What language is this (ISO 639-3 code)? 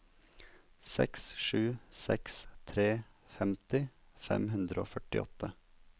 nor